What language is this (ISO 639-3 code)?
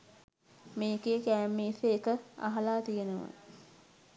sin